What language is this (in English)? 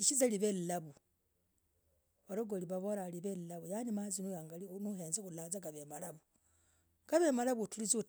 Logooli